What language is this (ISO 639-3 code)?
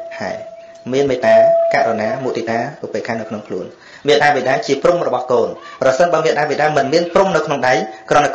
vie